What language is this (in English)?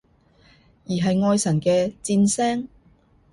Cantonese